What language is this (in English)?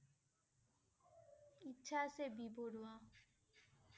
Assamese